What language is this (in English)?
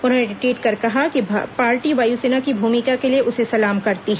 Hindi